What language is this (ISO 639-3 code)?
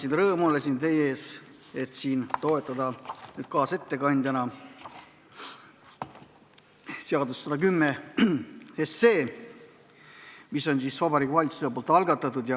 est